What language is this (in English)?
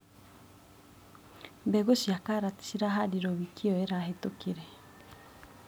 Kikuyu